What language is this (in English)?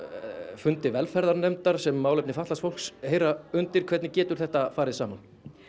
Icelandic